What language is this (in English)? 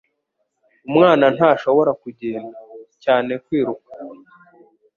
Kinyarwanda